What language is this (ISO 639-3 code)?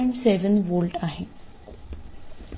mar